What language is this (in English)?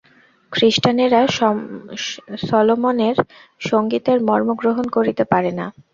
Bangla